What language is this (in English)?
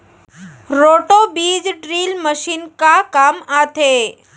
Chhattisgarhi